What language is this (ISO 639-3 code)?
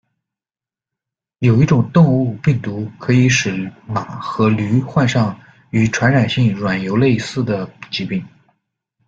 zho